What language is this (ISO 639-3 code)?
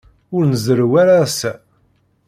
kab